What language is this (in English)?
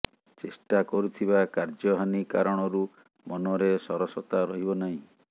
Odia